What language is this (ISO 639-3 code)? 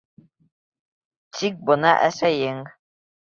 bak